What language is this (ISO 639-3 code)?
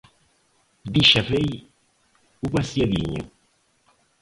por